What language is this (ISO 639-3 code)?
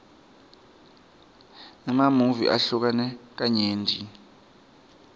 ssw